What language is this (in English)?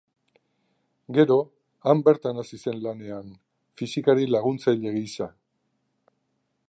Basque